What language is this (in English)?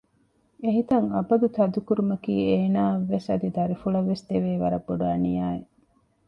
Divehi